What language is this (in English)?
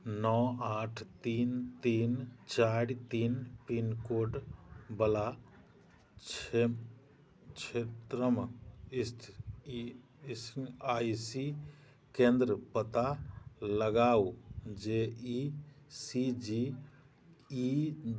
Maithili